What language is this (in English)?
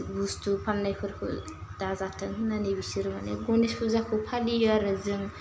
Bodo